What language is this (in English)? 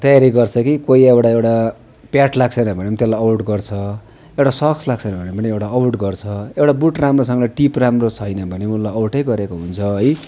Nepali